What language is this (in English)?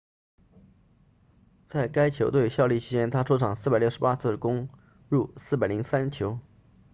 Chinese